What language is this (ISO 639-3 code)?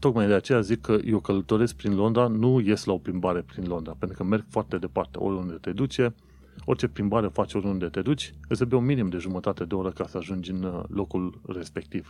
ron